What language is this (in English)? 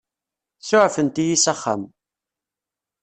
Kabyle